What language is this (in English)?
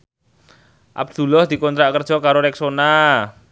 Javanese